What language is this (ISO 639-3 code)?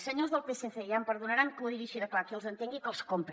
cat